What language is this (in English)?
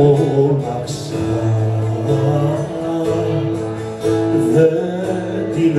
Arabic